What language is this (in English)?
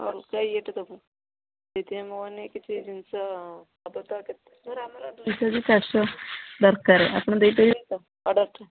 Odia